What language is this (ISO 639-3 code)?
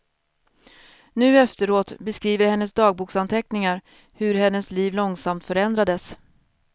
swe